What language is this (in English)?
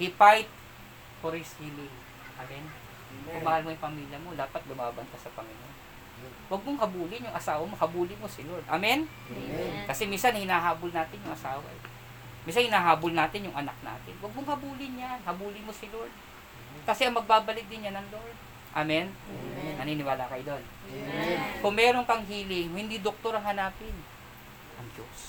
Filipino